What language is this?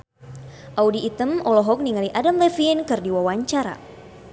Sundanese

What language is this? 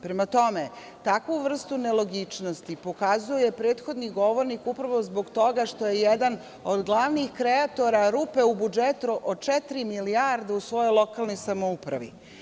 Serbian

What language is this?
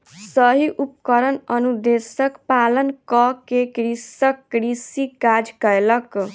Maithili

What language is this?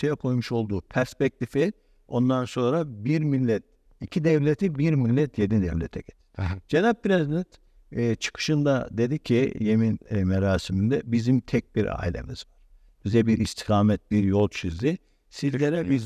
Turkish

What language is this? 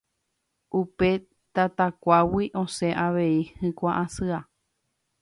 Guarani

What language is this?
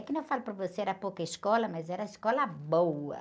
Portuguese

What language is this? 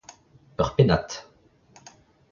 Breton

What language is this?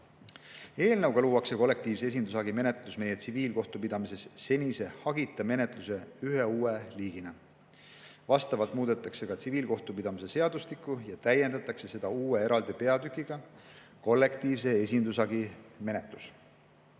Estonian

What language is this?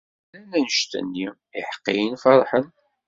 Kabyle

